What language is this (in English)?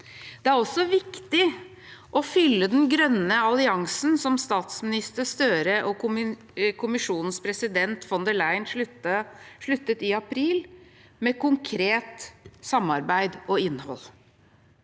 Norwegian